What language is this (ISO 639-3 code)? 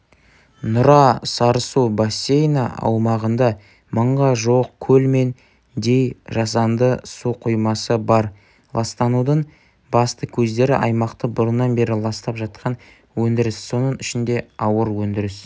kaz